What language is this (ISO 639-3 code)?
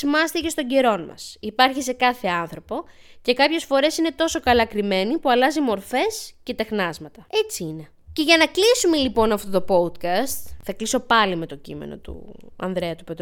ell